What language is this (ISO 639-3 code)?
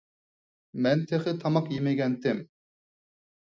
uig